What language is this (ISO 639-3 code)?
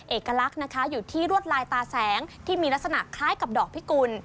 tha